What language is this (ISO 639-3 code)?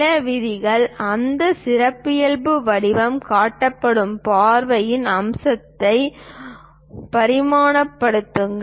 tam